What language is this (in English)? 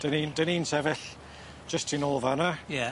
Welsh